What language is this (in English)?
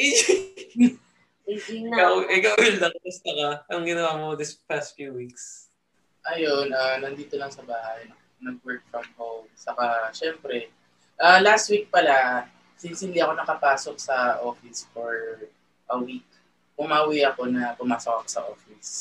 Filipino